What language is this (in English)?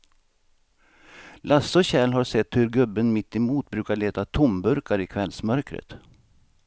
Swedish